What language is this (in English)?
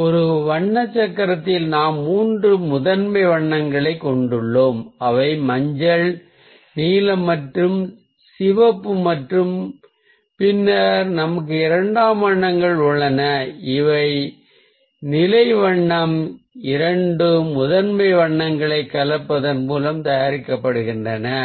Tamil